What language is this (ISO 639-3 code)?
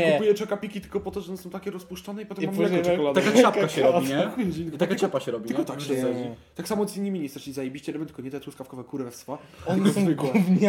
pol